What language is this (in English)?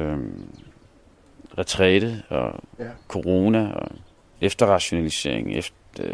Danish